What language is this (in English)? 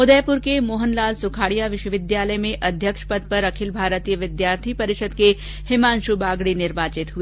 Hindi